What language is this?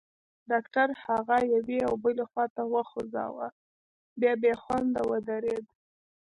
Pashto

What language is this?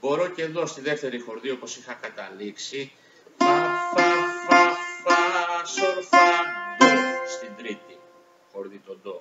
Greek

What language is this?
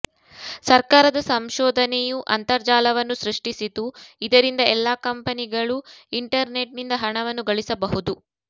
Kannada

